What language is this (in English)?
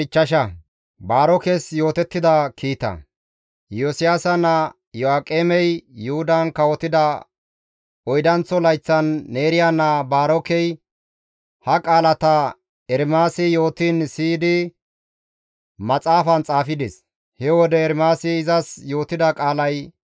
Gamo